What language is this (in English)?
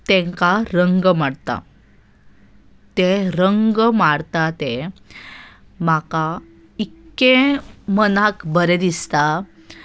Konkani